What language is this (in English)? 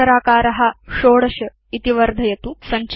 Sanskrit